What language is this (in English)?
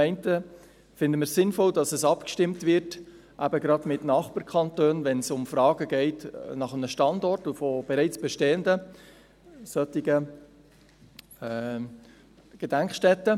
Swiss German